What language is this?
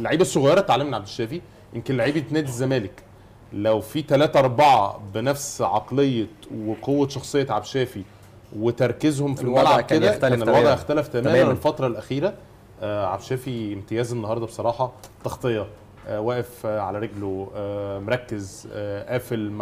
Arabic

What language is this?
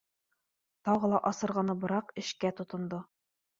Bashkir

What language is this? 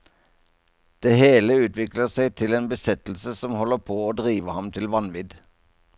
Norwegian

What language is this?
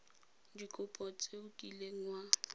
Tswana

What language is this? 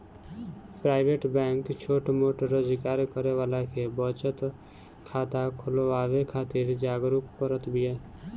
Bhojpuri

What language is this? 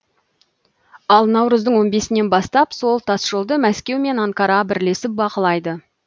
Kazakh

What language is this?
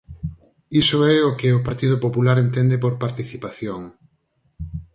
Galician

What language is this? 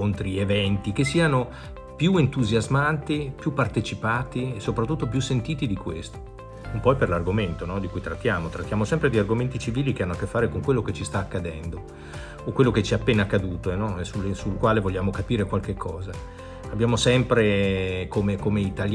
Italian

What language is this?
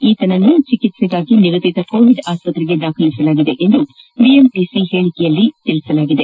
Kannada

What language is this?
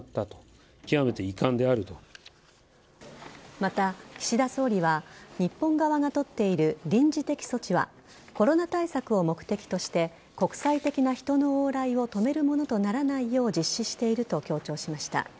Japanese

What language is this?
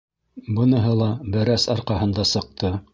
Bashkir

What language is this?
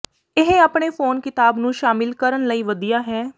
Punjabi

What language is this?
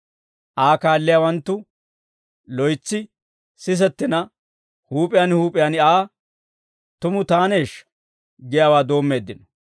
Dawro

